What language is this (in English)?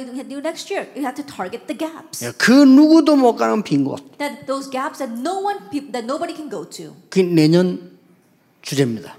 Korean